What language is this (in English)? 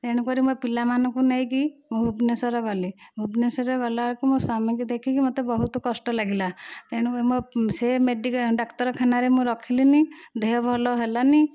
Odia